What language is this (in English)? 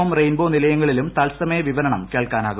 Malayalam